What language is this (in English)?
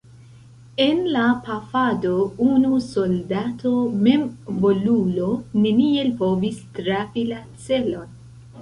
Esperanto